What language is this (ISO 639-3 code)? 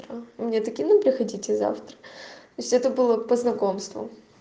rus